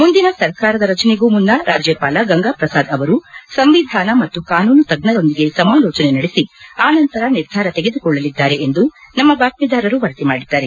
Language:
Kannada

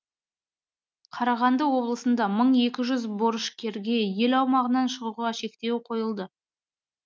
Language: Kazakh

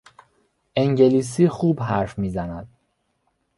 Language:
Persian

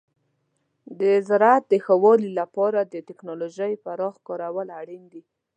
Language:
Pashto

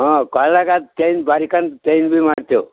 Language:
Kannada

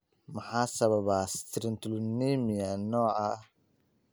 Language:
Somali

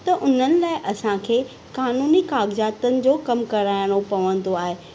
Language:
Sindhi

